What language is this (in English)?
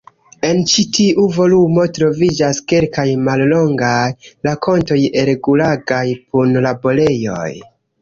Esperanto